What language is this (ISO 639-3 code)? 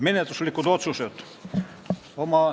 est